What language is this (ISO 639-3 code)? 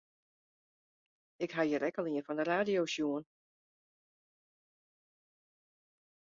fry